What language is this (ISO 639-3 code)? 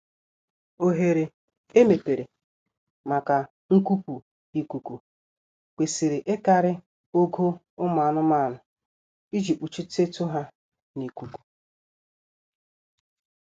ibo